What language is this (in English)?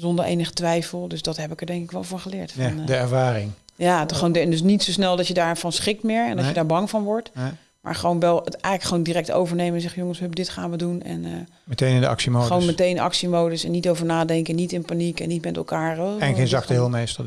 Dutch